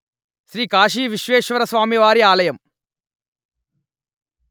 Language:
Telugu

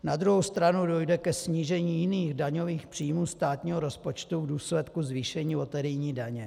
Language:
Czech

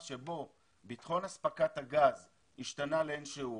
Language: Hebrew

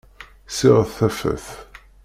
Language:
Kabyle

